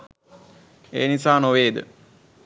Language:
Sinhala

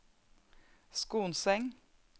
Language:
Norwegian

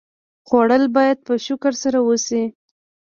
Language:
Pashto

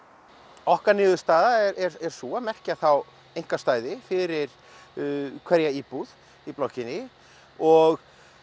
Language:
Icelandic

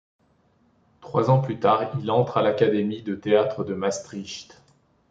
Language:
French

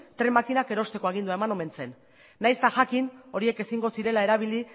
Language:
Basque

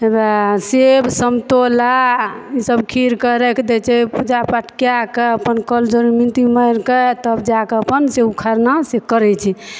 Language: Maithili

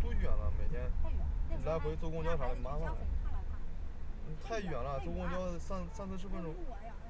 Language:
Chinese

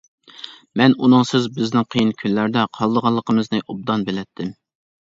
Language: Uyghur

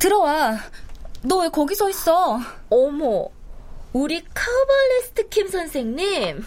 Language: Korean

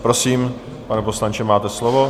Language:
Czech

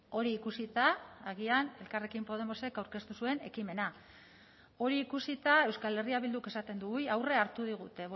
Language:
Basque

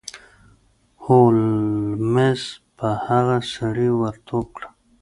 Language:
Pashto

